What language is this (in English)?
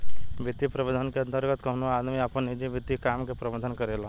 Bhojpuri